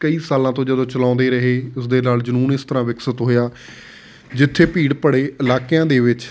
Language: Punjabi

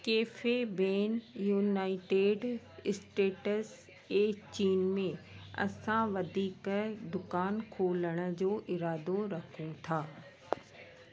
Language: Sindhi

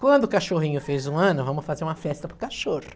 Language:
Portuguese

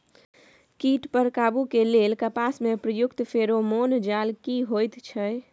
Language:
Maithili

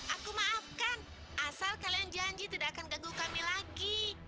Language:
Indonesian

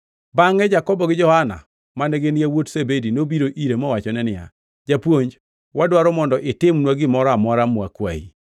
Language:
Luo (Kenya and Tanzania)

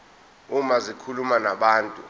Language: Zulu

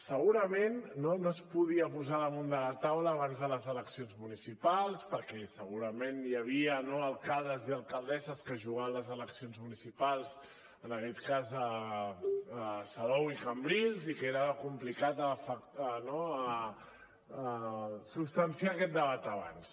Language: Catalan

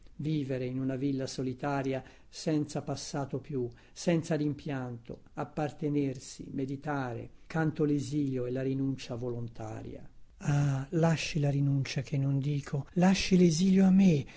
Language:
Italian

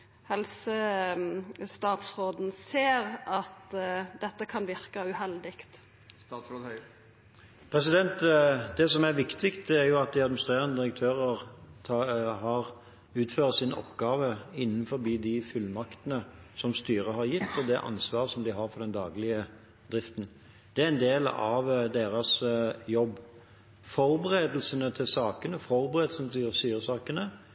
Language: Norwegian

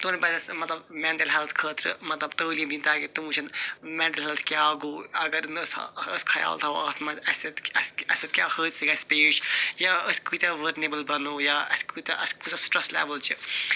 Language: Kashmiri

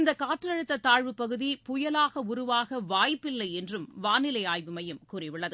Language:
Tamil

